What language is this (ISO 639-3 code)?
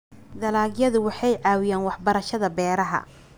som